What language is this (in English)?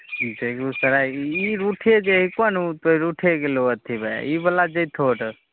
Maithili